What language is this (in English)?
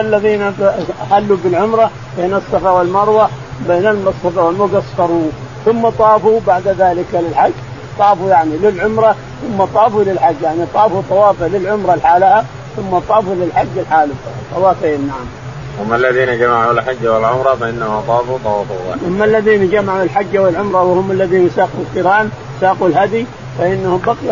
Arabic